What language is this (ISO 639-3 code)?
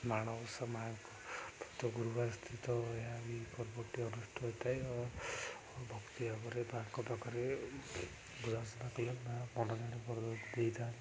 ori